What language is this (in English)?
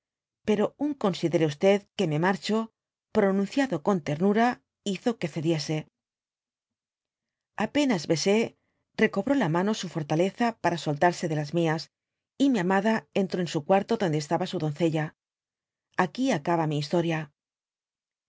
Spanish